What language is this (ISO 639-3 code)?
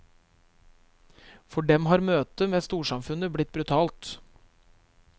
nor